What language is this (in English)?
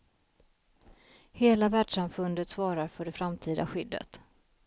Swedish